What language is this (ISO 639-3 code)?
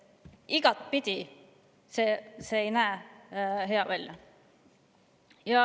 est